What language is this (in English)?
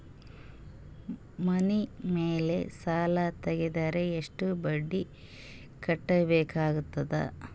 Kannada